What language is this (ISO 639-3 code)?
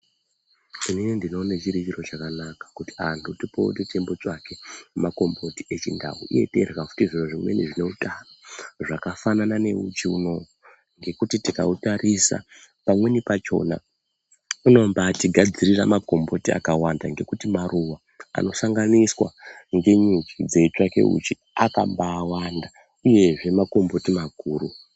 ndc